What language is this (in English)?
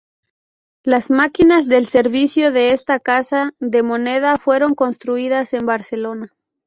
Spanish